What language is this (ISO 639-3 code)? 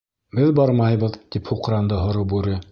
bak